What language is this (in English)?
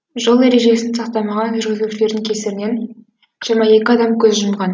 Kazakh